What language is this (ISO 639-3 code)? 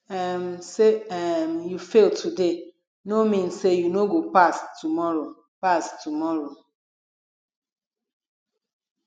pcm